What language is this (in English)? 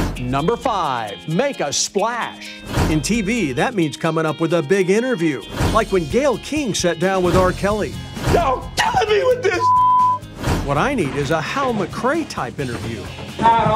English